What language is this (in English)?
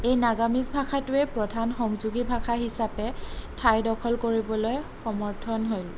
Assamese